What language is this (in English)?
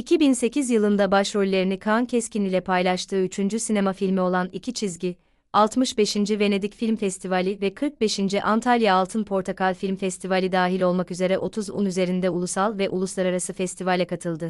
Turkish